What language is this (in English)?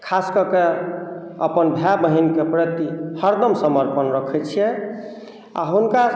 Maithili